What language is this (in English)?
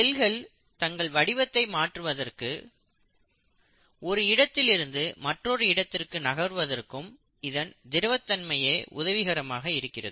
Tamil